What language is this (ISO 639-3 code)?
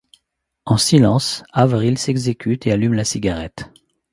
fra